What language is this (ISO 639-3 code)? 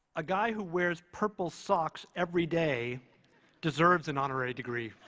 eng